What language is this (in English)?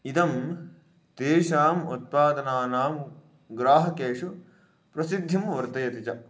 Sanskrit